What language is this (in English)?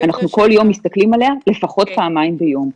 Hebrew